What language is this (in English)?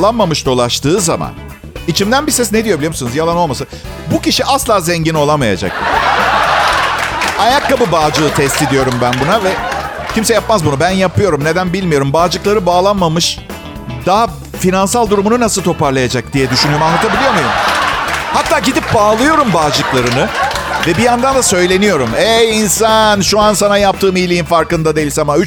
Turkish